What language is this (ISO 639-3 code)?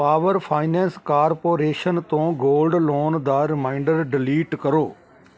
pan